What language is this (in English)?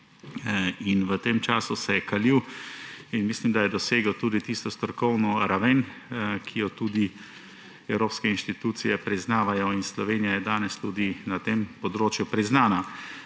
Slovenian